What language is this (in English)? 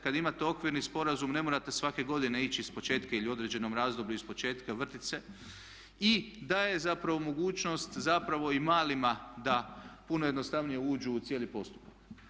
Croatian